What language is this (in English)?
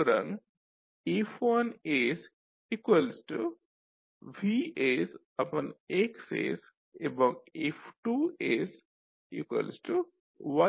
Bangla